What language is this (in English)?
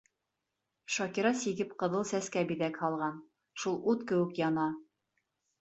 Bashkir